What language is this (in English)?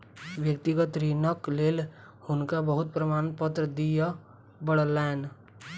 Maithili